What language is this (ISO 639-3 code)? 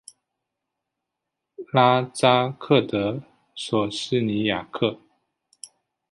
zho